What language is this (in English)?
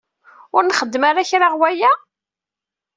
Kabyle